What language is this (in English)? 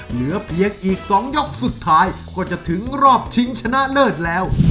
Thai